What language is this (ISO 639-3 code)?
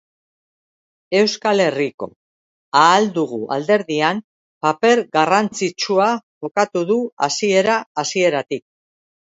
eus